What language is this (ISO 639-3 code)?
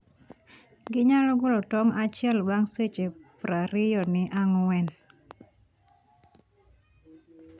luo